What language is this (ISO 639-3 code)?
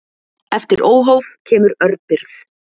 isl